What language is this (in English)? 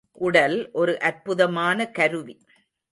Tamil